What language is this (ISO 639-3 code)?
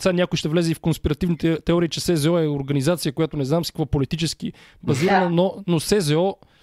bul